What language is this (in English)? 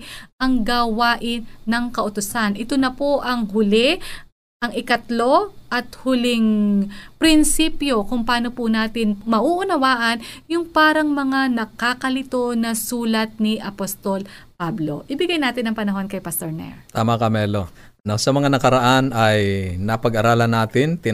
Filipino